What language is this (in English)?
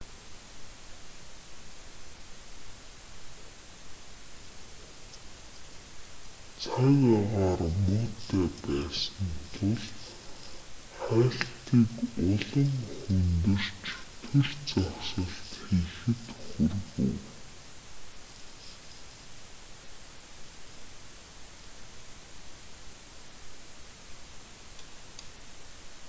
Mongolian